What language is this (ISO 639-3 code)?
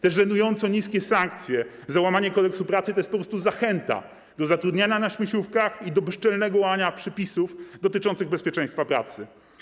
pol